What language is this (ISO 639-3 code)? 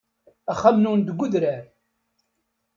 kab